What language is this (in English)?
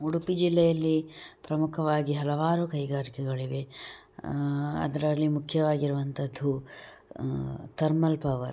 Kannada